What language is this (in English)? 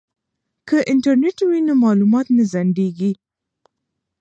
Pashto